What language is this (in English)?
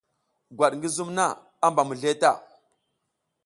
South Giziga